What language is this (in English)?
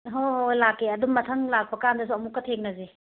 Manipuri